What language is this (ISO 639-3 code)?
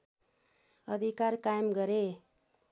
nep